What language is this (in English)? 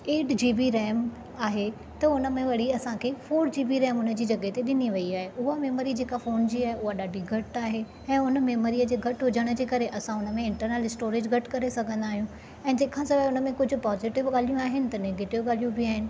Sindhi